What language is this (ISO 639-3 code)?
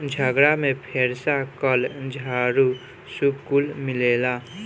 bho